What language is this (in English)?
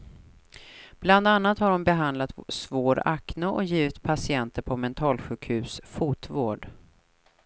Swedish